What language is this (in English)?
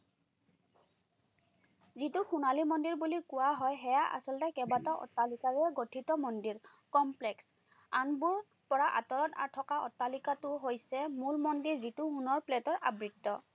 Assamese